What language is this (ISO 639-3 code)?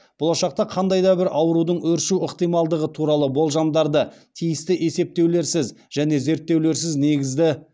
kaz